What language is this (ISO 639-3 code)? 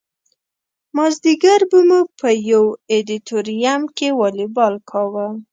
pus